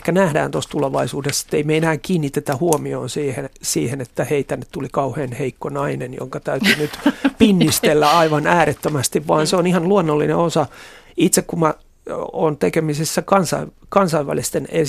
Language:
Finnish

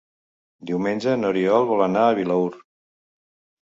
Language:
Catalan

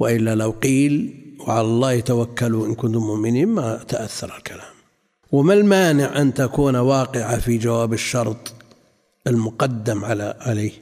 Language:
Arabic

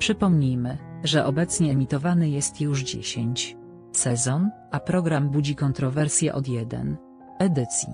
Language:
Polish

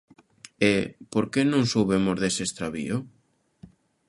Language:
Galician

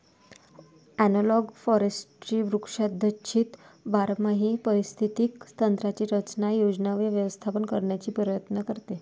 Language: Marathi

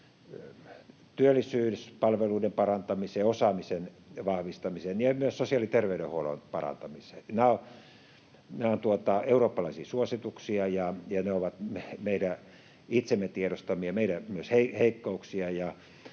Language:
Finnish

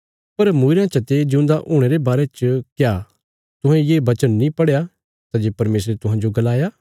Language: Bilaspuri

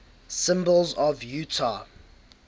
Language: English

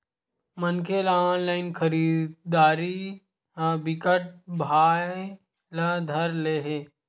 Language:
Chhattisgarhi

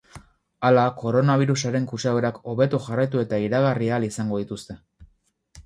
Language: Basque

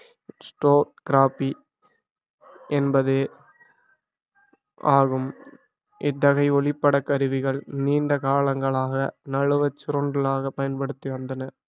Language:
Tamil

